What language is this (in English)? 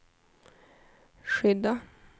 Swedish